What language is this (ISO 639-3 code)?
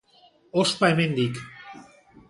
eus